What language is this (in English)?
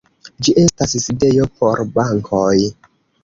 Esperanto